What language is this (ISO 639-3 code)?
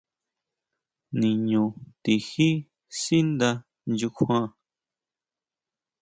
mau